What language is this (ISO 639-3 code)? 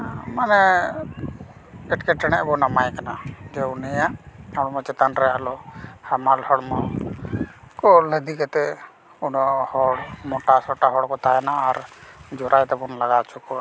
sat